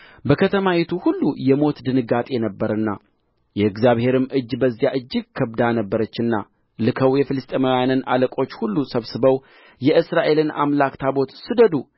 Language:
Amharic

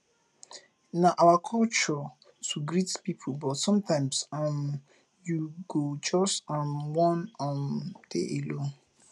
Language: Nigerian Pidgin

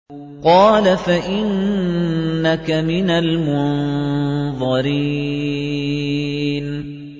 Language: Arabic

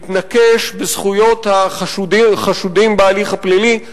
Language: Hebrew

